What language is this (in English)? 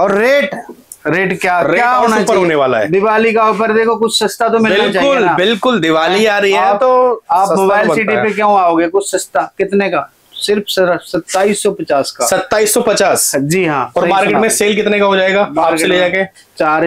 Hindi